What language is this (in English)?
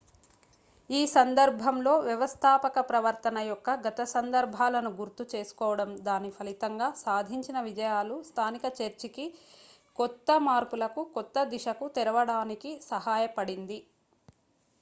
Telugu